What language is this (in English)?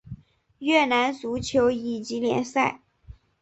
Chinese